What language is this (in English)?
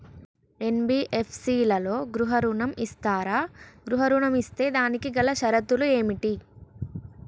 Telugu